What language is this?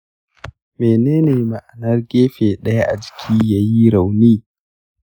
Hausa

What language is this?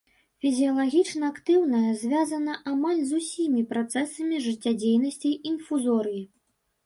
Belarusian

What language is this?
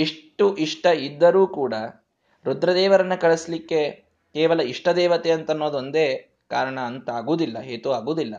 Kannada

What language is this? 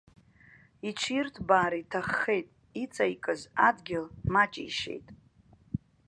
Abkhazian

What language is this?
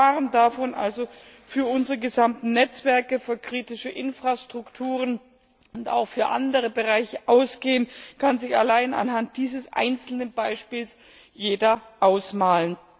German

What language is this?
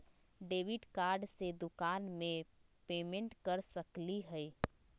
Magahi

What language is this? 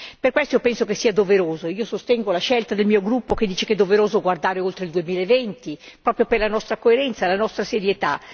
Italian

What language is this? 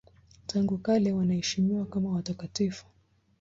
Swahili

